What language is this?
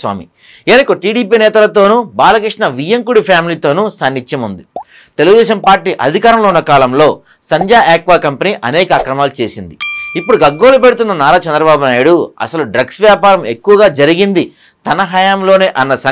Telugu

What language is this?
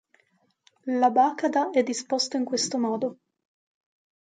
Italian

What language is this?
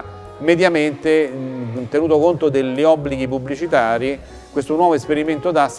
Italian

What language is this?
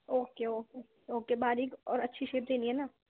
Urdu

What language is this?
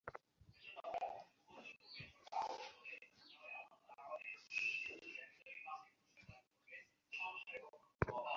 Bangla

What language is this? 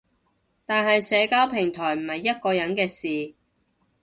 Cantonese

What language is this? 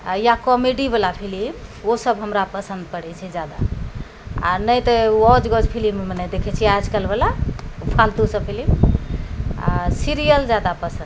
Maithili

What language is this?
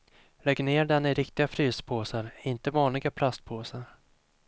Swedish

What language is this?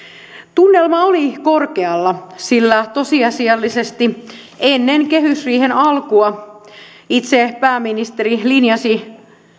Finnish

